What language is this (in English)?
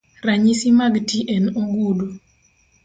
Luo (Kenya and Tanzania)